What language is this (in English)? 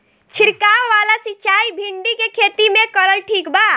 Bhojpuri